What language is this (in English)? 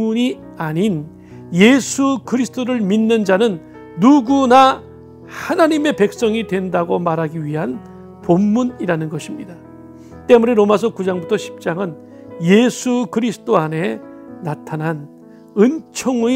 Korean